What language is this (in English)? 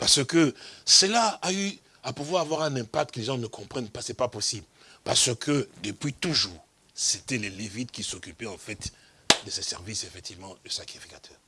French